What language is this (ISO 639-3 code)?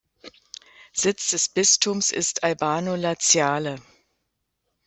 deu